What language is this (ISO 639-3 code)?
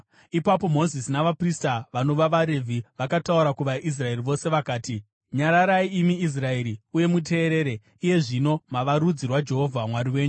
sna